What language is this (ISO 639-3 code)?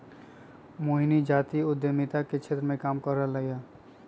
mag